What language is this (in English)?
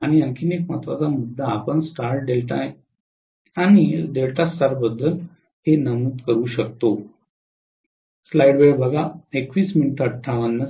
Marathi